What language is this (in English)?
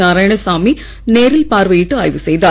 Tamil